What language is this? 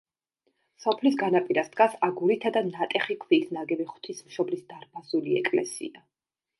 Georgian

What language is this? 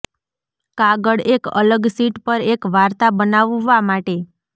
Gujarati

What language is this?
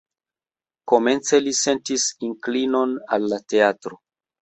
Esperanto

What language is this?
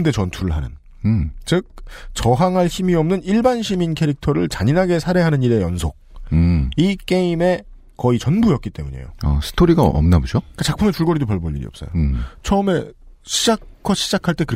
Korean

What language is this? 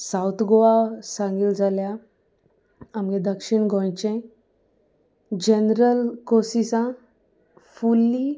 Konkani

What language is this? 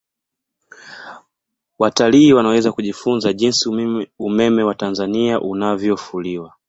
Swahili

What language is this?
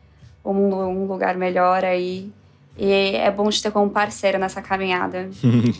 Portuguese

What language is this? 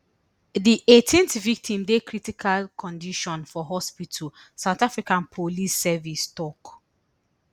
Nigerian Pidgin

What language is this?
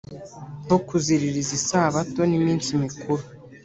Kinyarwanda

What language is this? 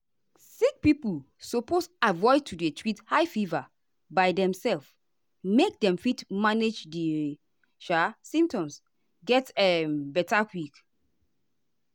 Nigerian Pidgin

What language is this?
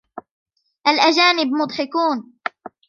Arabic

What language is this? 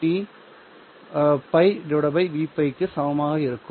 Tamil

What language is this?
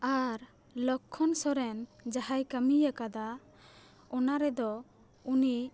Santali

